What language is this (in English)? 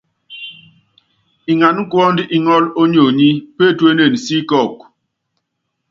Yangben